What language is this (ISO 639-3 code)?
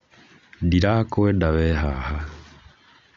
kik